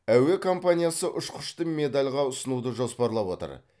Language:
Kazakh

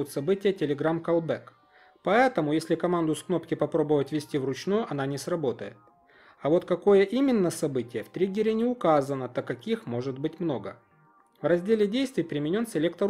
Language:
Russian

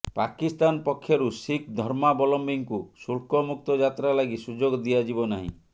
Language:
Odia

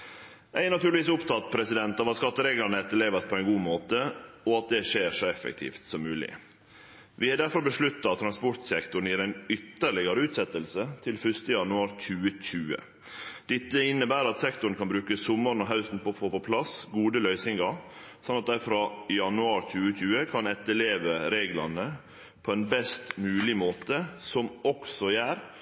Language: Norwegian Nynorsk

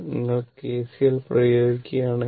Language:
Malayalam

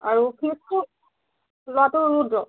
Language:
Assamese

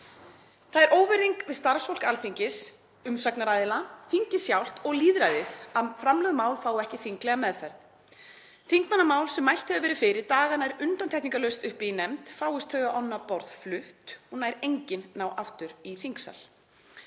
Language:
Icelandic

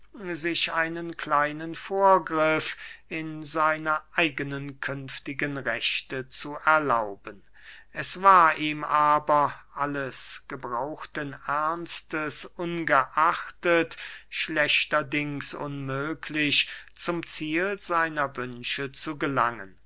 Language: German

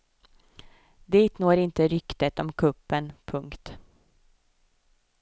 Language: Swedish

